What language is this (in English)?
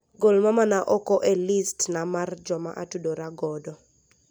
Luo (Kenya and Tanzania)